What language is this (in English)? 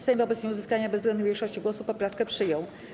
Polish